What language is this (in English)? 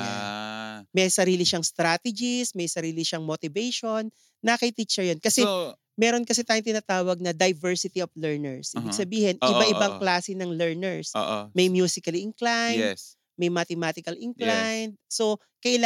Filipino